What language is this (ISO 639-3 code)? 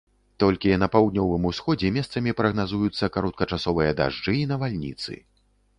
bel